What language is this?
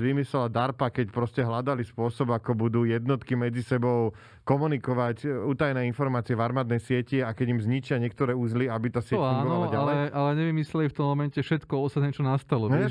Slovak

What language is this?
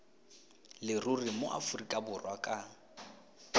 Tswana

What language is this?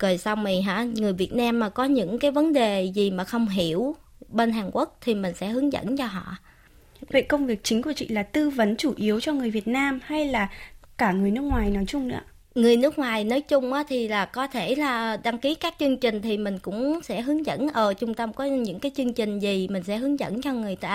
Vietnamese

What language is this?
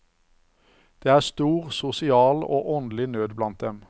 Norwegian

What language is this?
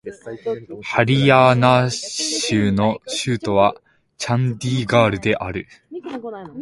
Japanese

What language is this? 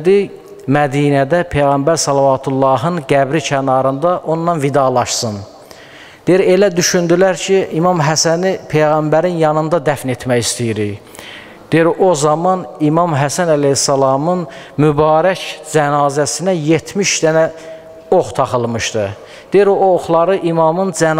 Turkish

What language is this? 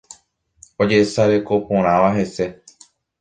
Guarani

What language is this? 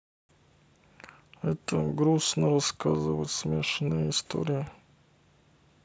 Russian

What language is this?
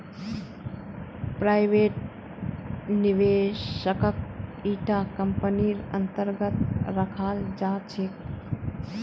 Magahi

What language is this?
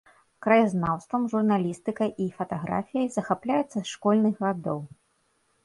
Belarusian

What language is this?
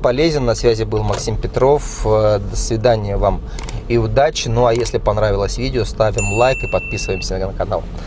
Russian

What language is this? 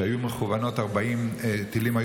Hebrew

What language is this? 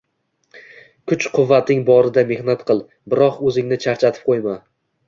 Uzbek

